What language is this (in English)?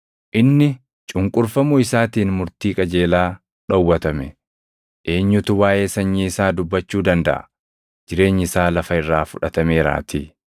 Oromo